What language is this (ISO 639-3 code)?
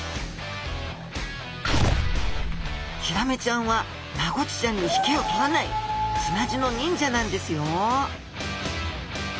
jpn